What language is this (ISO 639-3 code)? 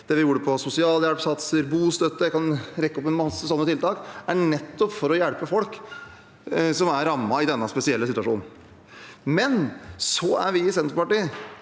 nor